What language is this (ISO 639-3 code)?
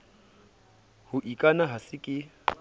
sot